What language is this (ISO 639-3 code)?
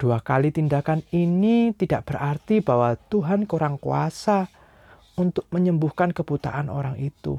ind